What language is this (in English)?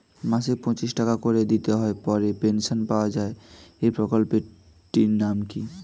Bangla